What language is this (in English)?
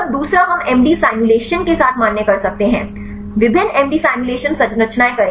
Hindi